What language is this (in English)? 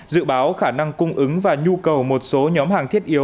Vietnamese